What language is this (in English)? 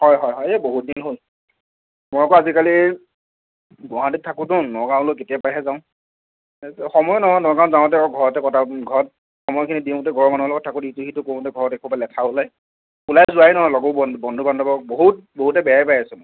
Assamese